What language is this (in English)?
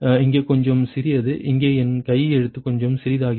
Tamil